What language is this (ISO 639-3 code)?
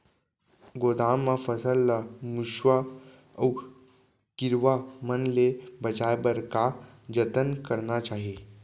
hne